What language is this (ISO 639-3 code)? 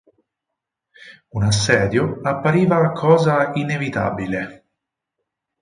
ita